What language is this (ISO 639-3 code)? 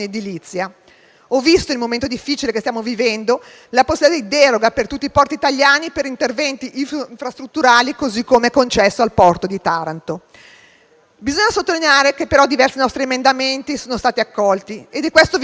ita